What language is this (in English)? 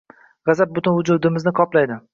Uzbek